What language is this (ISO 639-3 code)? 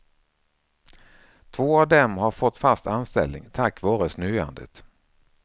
swe